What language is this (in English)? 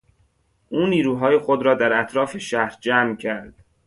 Persian